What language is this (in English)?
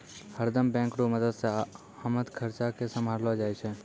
Maithili